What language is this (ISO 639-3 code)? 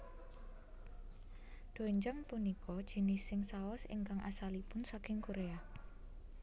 jav